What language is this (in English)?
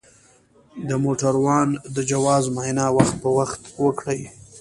Pashto